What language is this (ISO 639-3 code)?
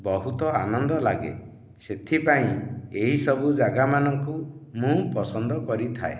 ori